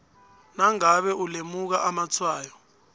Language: South Ndebele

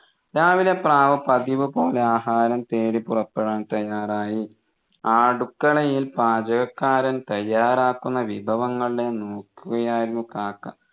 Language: Malayalam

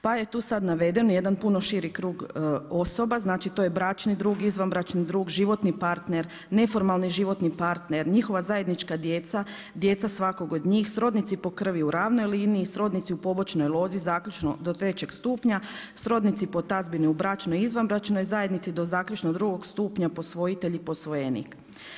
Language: Croatian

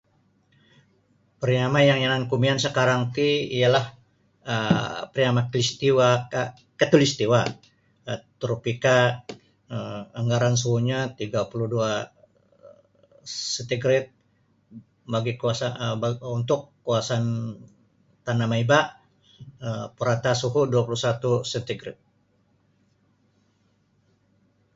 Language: Sabah Bisaya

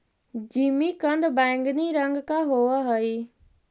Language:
Magahi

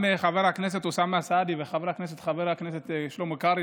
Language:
Hebrew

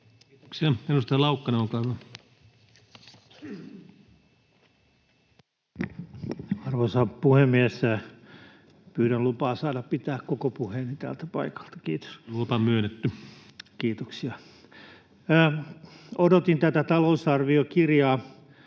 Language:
Finnish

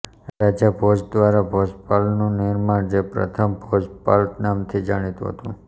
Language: Gujarati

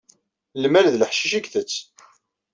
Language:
Kabyle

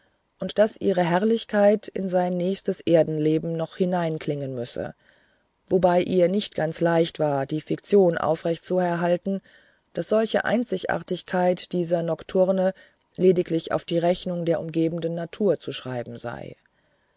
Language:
German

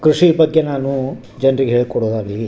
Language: Kannada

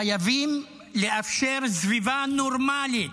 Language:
Hebrew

